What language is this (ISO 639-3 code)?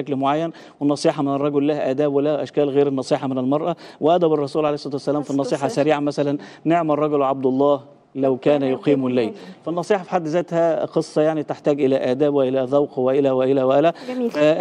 ara